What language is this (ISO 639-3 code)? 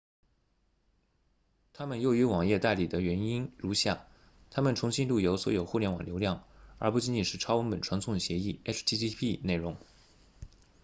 zho